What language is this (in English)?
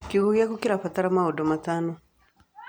Kikuyu